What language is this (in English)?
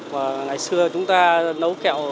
Vietnamese